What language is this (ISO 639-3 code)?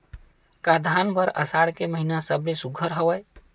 hne